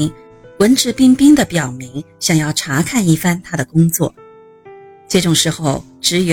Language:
Chinese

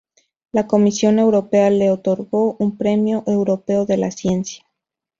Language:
Spanish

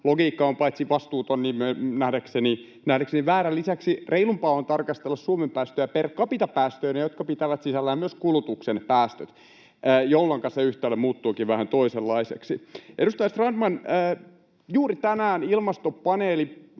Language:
Finnish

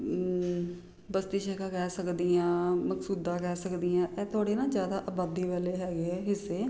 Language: Punjabi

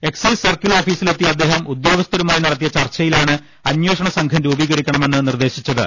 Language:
Malayalam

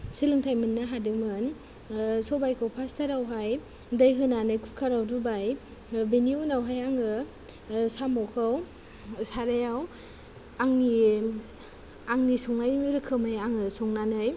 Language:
Bodo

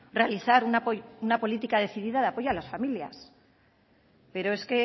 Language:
Spanish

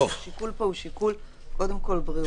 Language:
Hebrew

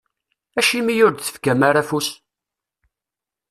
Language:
Kabyle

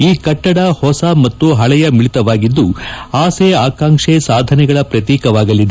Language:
Kannada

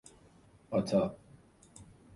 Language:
Persian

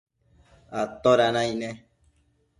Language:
Matsés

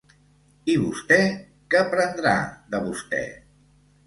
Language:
Catalan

